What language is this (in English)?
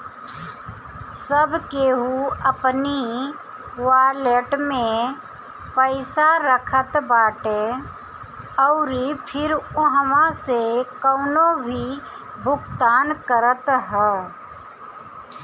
Bhojpuri